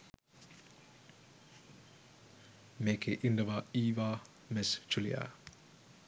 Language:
Sinhala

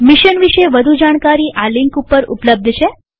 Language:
Gujarati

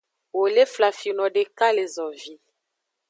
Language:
Aja (Benin)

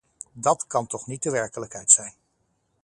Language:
Dutch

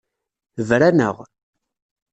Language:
Kabyle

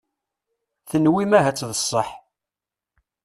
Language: Kabyle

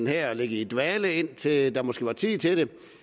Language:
Danish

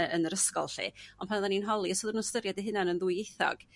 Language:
Welsh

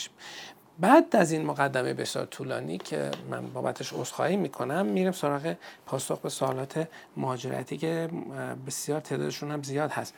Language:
Persian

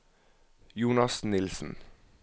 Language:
Norwegian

